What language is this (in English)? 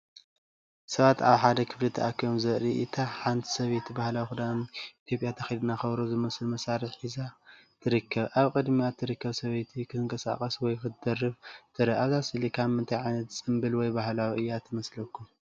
Tigrinya